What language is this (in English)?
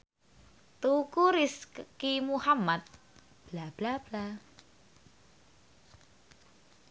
Javanese